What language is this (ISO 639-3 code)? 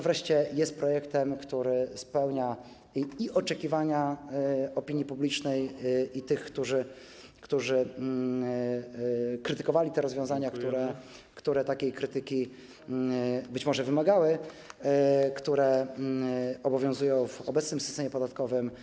pol